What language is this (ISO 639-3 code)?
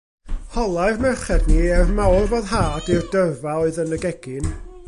cym